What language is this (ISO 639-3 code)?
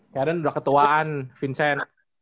ind